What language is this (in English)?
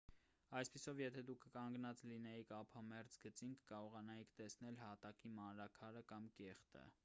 Armenian